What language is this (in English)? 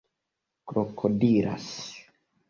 Esperanto